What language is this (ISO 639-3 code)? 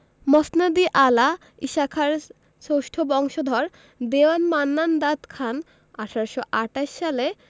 ben